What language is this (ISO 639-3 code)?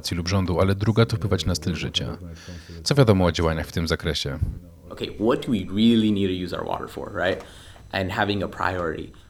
pol